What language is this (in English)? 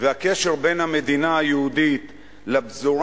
Hebrew